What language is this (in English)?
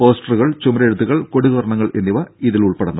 Malayalam